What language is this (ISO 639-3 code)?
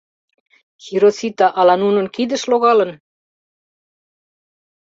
chm